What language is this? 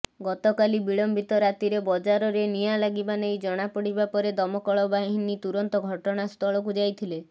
Odia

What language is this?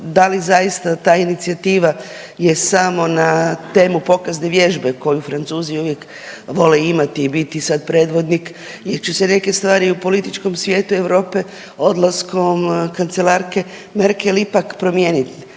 Croatian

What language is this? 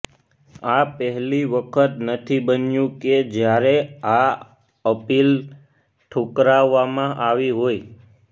Gujarati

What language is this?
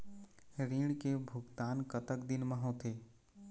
Chhattisgarhi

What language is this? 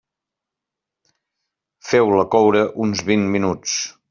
Catalan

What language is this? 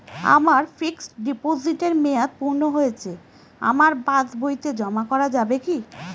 Bangla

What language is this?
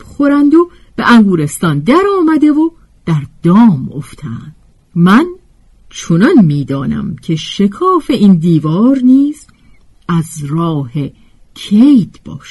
Persian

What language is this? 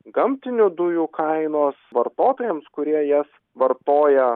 Lithuanian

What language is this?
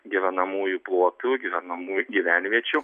Lithuanian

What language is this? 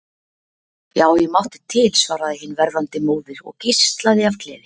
Icelandic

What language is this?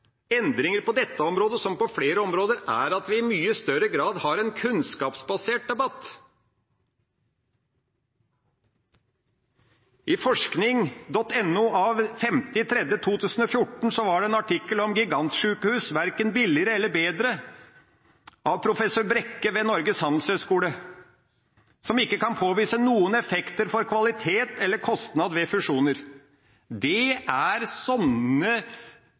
Norwegian Bokmål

